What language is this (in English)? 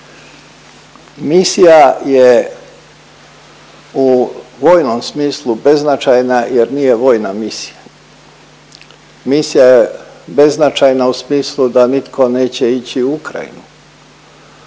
Croatian